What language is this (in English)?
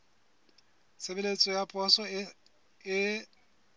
Southern Sotho